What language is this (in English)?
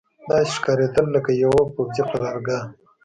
Pashto